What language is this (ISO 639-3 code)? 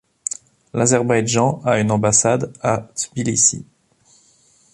fra